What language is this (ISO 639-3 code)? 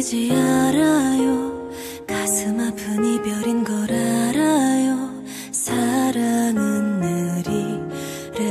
kor